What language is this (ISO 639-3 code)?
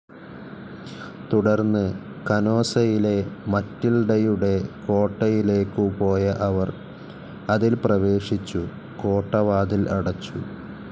mal